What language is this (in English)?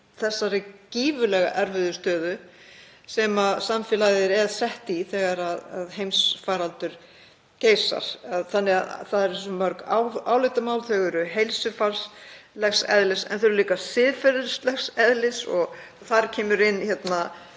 Icelandic